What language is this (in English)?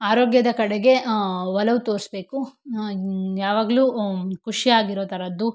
Kannada